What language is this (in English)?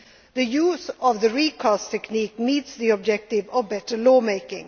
English